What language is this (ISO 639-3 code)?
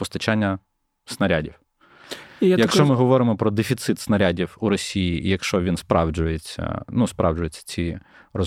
ukr